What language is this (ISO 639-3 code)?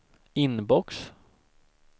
swe